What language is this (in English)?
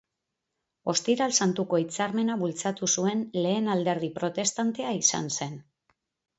Basque